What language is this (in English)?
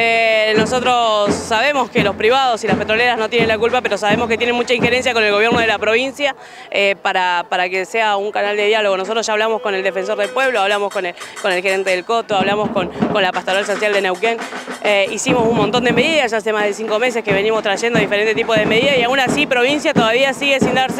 Spanish